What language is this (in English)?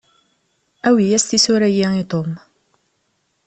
Kabyle